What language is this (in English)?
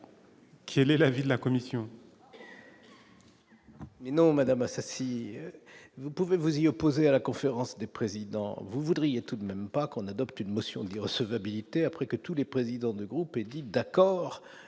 French